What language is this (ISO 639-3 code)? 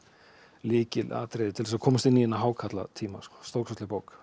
isl